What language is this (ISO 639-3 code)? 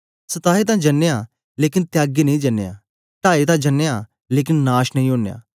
doi